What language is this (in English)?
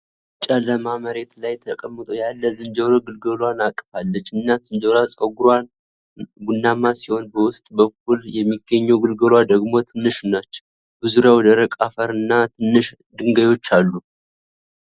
Amharic